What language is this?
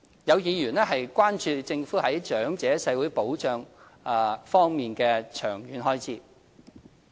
Cantonese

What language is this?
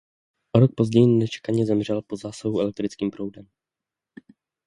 Czech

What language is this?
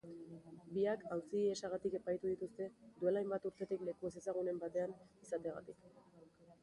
Basque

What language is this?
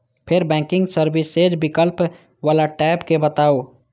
Maithili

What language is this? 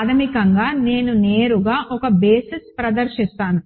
Telugu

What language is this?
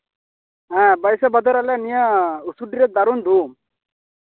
Santali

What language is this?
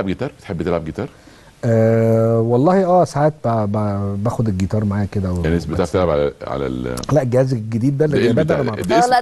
Arabic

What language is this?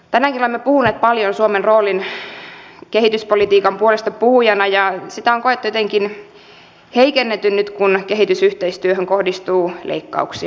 Finnish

